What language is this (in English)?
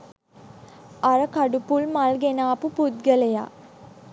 Sinhala